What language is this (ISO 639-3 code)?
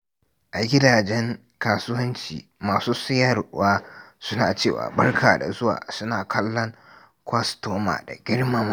hau